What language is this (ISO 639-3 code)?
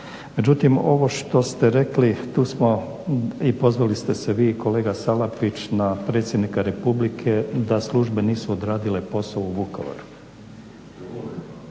hrv